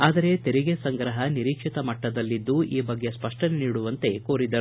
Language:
Kannada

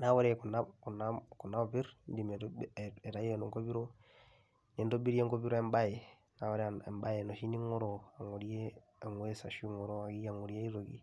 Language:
Masai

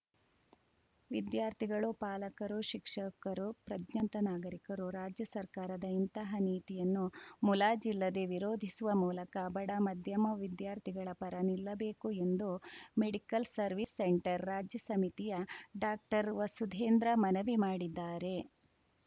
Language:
Kannada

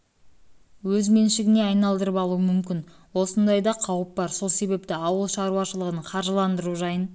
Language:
Kazakh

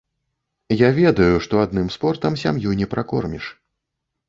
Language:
Belarusian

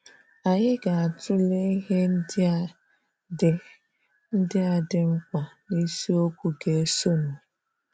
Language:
Igbo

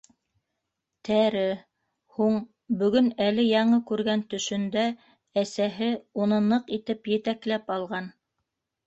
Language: Bashkir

